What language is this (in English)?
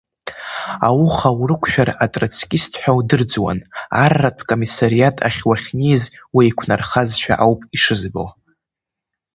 Abkhazian